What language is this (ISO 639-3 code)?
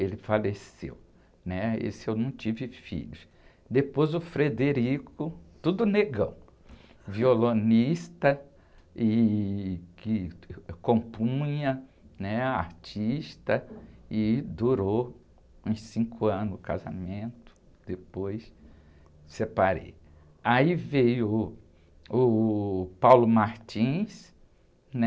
por